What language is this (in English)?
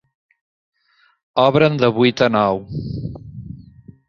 Catalan